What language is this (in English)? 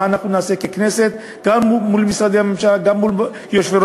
Hebrew